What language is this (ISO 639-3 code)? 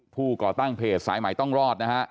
tha